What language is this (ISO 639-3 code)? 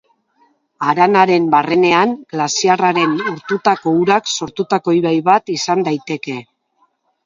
eus